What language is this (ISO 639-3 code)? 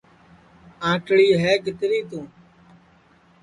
ssi